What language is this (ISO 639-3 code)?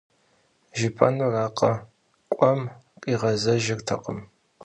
kbd